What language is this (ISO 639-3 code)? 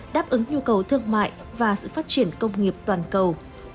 vie